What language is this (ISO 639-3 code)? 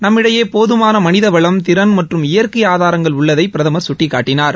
tam